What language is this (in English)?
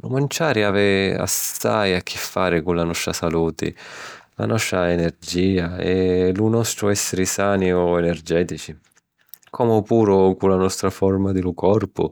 Sicilian